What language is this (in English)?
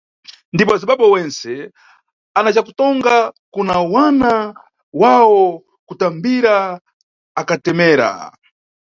Nyungwe